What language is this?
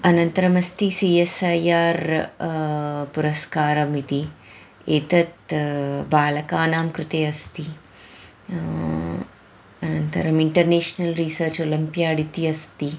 Sanskrit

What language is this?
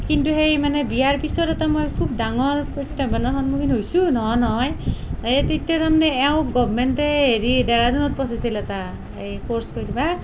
Assamese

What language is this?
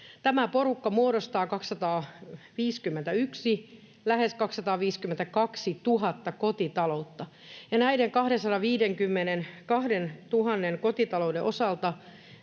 Finnish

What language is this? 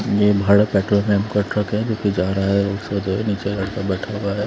Hindi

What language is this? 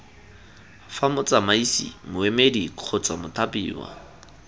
Tswana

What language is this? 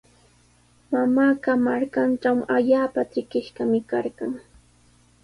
Sihuas Ancash Quechua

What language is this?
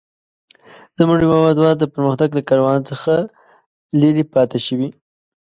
Pashto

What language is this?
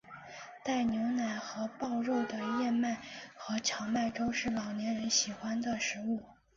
Chinese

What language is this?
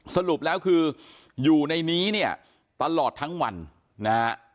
Thai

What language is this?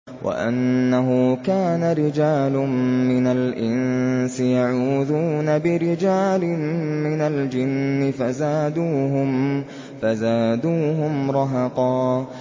Arabic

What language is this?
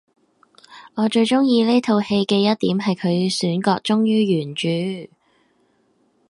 Cantonese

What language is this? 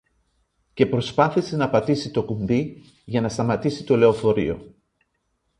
Greek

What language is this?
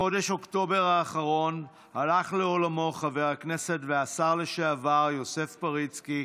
Hebrew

